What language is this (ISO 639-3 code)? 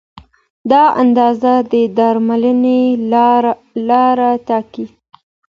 pus